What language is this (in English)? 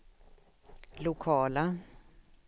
Swedish